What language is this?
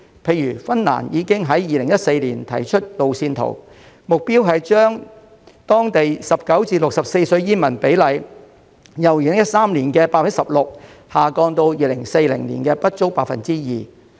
Cantonese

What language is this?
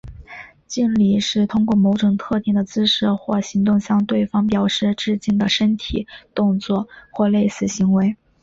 Chinese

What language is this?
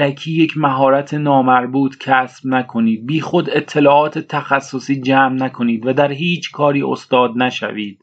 Persian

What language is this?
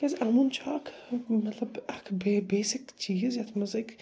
Kashmiri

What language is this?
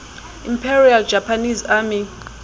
Xhosa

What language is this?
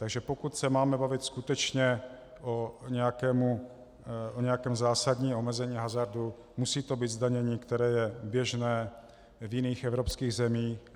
Czech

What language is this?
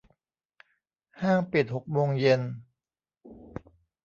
Thai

